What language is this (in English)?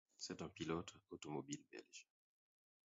French